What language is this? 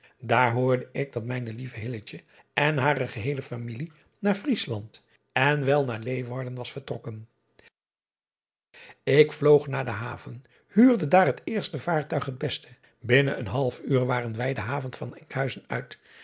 Dutch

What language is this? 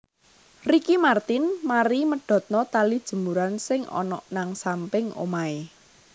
Javanese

